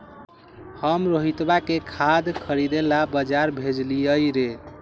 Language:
Magahi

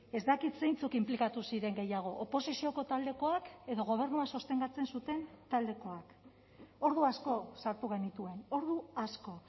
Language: Basque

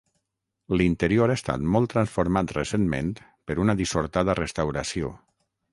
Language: Catalan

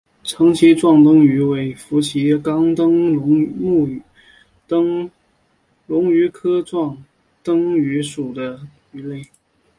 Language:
Chinese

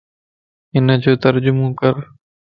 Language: Lasi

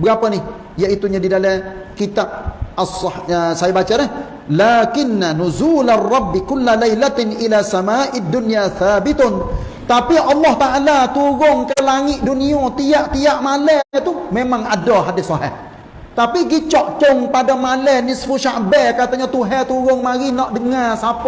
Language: Malay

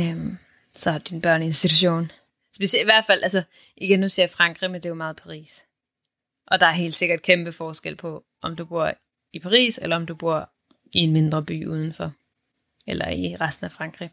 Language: Danish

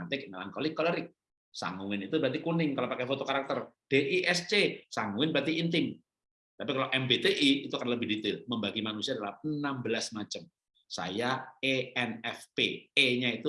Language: Indonesian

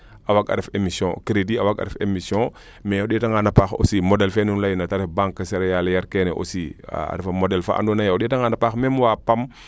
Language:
Serer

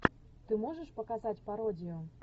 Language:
Russian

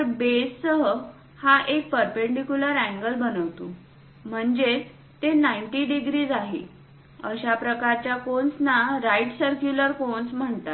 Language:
Marathi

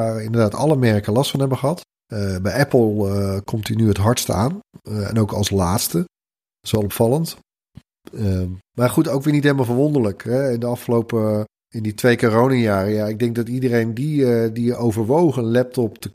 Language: Dutch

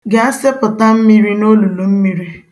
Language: Igbo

